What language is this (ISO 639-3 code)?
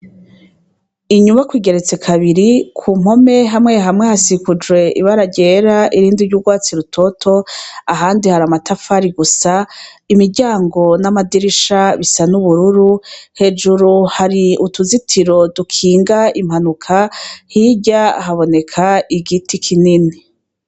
run